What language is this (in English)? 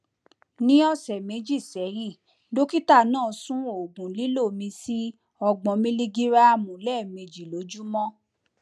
Yoruba